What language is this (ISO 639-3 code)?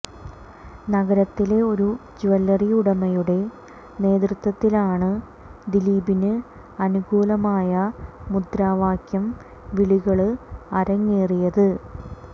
mal